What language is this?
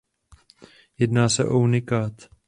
Czech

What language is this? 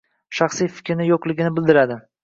Uzbek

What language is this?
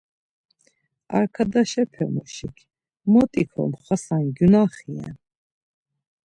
Laz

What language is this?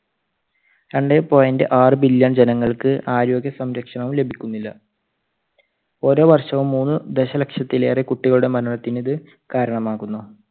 Malayalam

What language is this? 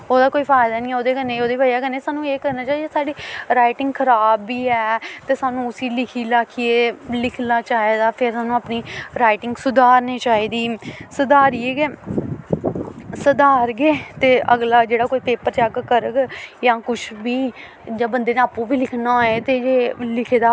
Dogri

